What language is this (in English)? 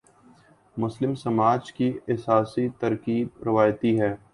Urdu